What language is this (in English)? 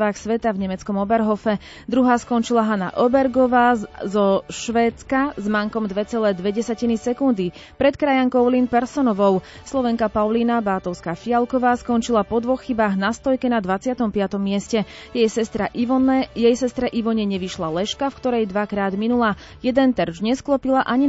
Slovak